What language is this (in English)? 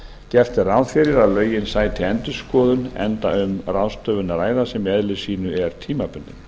Icelandic